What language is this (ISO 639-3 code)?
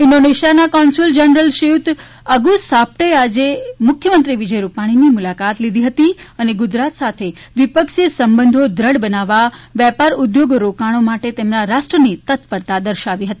guj